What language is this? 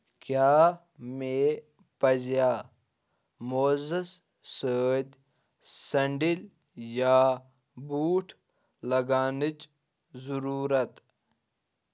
Kashmiri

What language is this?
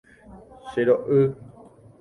Guarani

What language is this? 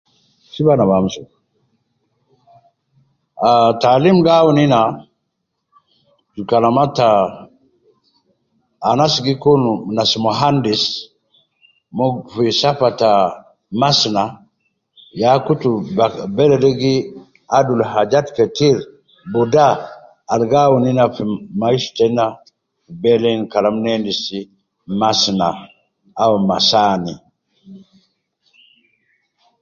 Nubi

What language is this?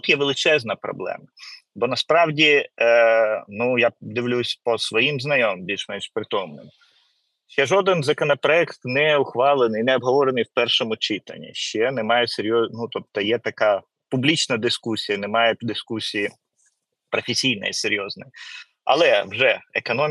Ukrainian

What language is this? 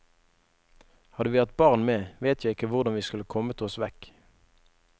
Norwegian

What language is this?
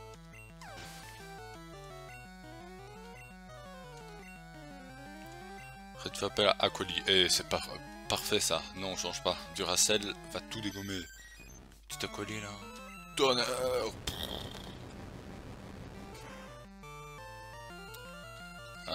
French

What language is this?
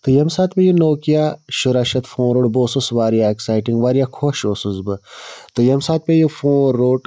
Kashmiri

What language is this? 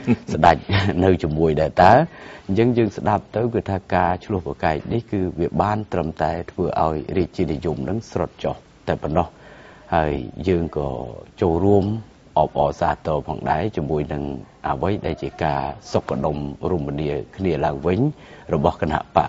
Thai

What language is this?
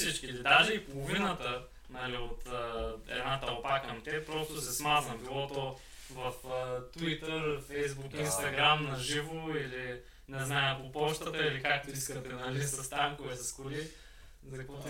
Bulgarian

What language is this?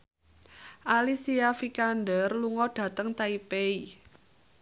Javanese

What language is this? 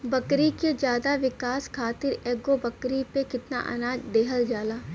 Bhojpuri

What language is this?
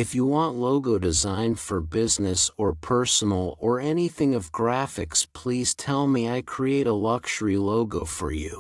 English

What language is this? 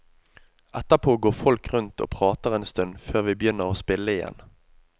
Norwegian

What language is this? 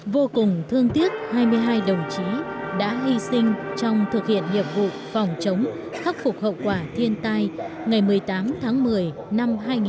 Vietnamese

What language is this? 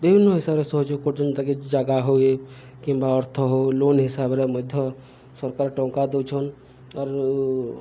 Odia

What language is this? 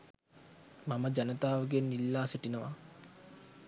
Sinhala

